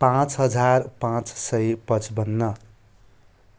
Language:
Nepali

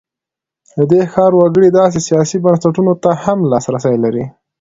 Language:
Pashto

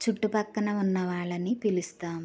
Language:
Telugu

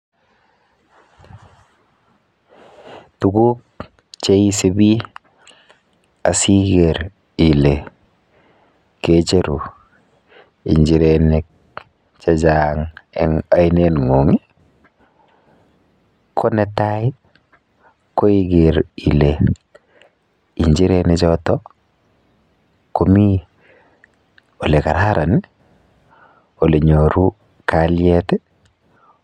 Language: Kalenjin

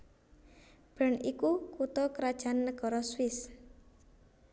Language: Javanese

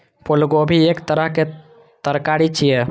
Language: Maithili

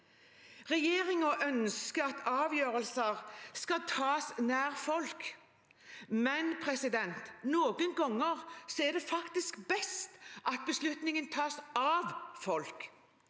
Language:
Norwegian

